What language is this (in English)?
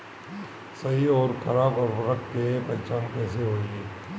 Bhojpuri